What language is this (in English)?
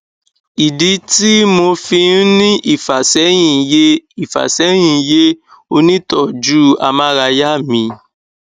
Yoruba